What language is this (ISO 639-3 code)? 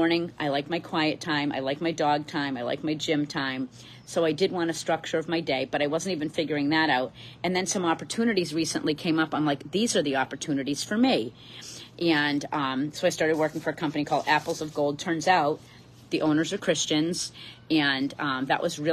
eng